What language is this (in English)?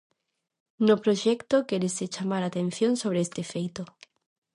Galician